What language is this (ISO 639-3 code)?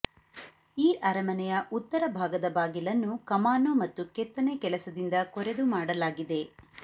kan